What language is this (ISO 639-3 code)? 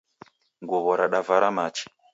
dav